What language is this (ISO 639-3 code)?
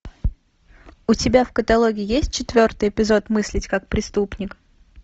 rus